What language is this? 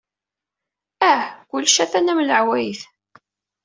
Kabyle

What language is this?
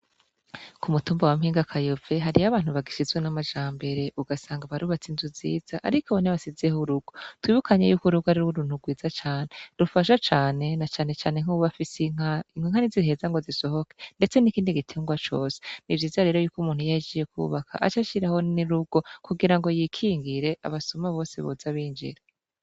Rundi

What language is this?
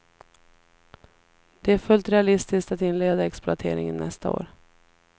Swedish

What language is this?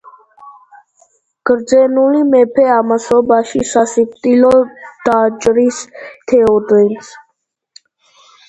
Georgian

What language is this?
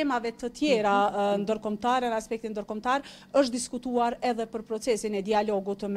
Romanian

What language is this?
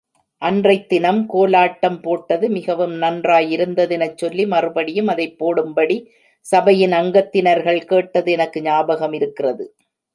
Tamil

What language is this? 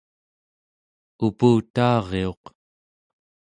Central Yupik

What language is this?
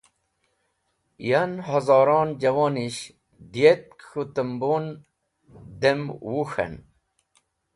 Wakhi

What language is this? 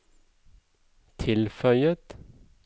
Norwegian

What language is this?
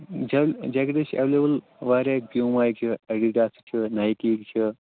Kashmiri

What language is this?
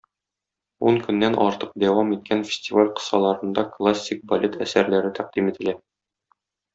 Tatar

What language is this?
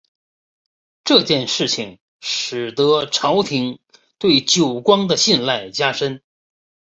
Chinese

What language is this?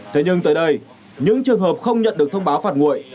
Vietnamese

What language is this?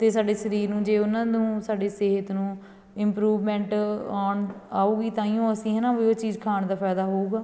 Punjabi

